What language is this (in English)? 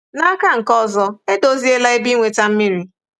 Igbo